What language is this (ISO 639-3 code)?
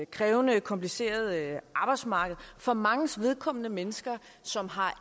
dan